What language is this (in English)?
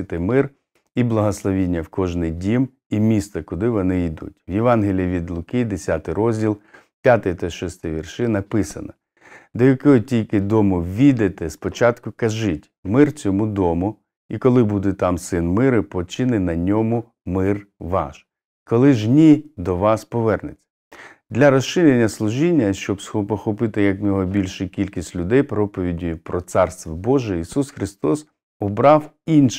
Ukrainian